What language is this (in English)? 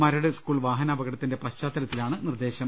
Malayalam